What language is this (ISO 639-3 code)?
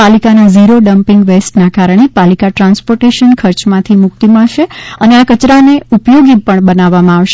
guj